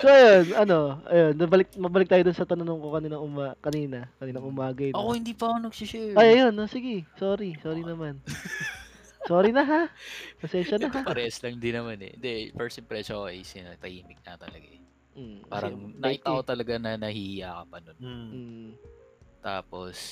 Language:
Filipino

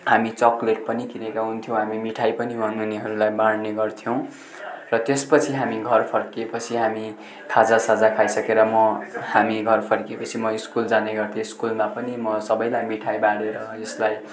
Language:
Nepali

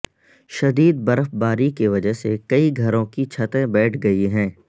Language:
Urdu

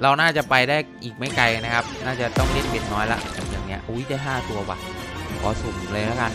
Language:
Thai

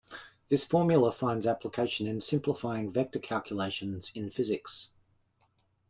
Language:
English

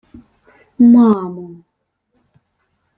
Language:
Ukrainian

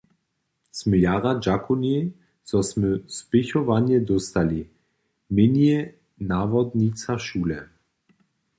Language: Upper Sorbian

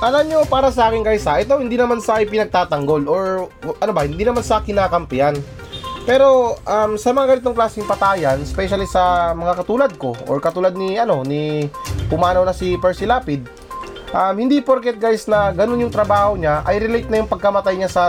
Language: Filipino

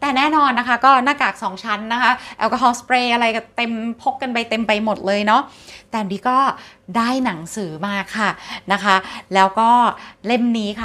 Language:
Thai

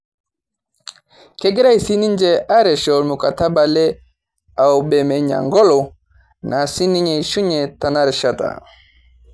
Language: Masai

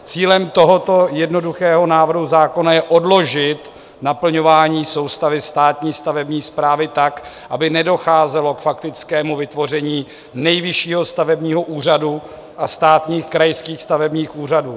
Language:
Czech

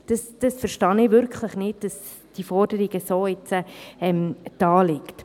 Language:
Swiss German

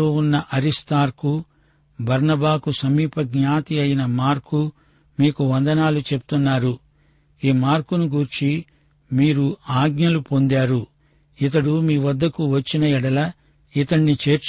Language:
Telugu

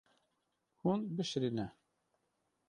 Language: Kurdish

